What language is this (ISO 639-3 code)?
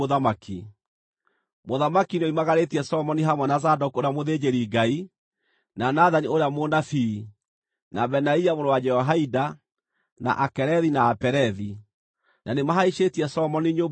kik